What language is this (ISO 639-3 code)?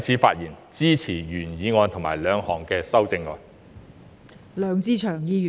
yue